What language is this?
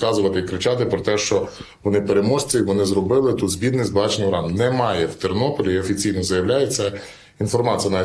Ukrainian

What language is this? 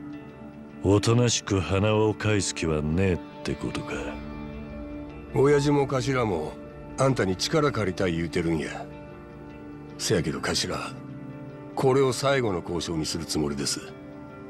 Japanese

